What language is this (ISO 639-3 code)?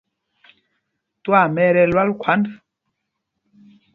mgg